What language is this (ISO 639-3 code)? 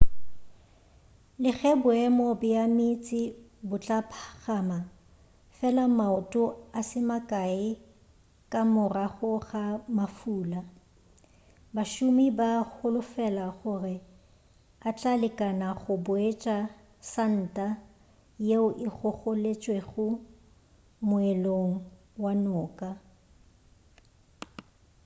nso